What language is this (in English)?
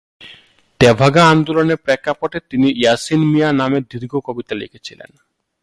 Bangla